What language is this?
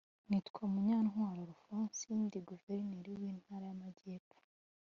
Kinyarwanda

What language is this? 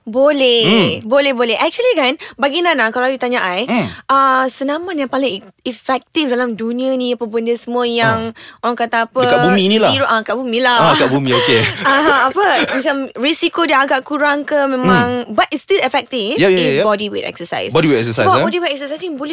Malay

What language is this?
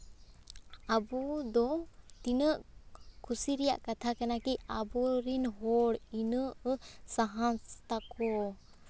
Santali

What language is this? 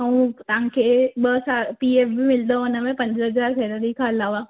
Sindhi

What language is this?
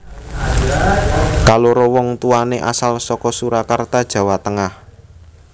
Javanese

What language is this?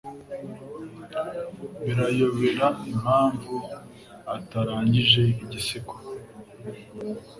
Kinyarwanda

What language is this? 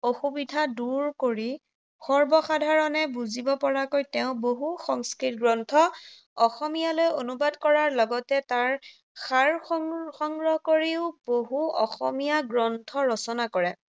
Assamese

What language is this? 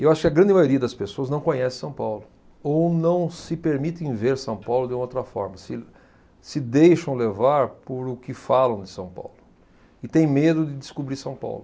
Portuguese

